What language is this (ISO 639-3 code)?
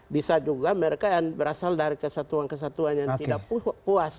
ind